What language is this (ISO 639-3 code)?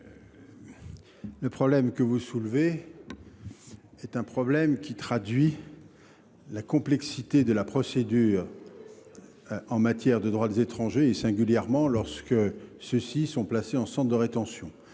fra